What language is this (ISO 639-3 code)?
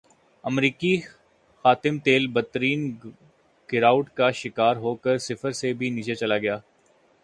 urd